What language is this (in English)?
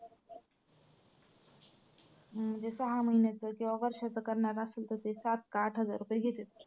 Marathi